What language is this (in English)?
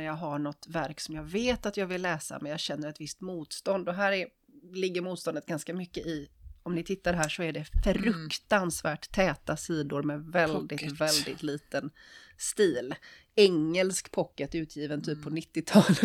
Swedish